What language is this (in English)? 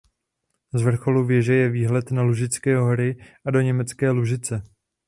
Czech